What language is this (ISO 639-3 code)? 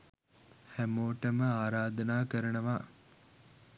sin